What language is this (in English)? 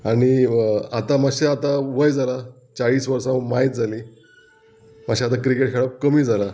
Konkani